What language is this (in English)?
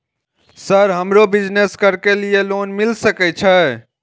Maithili